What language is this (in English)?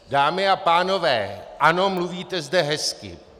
Czech